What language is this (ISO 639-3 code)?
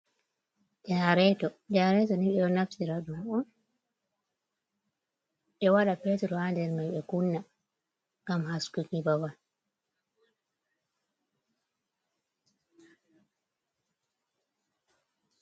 ful